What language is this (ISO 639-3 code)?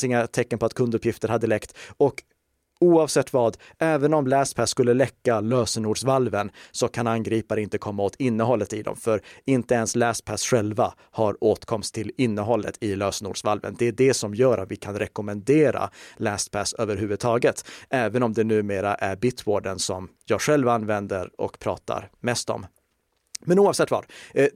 swe